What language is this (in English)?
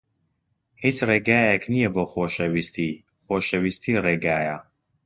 Central Kurdish